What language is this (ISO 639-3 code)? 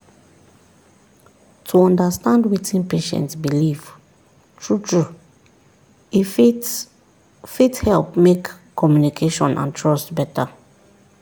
pcm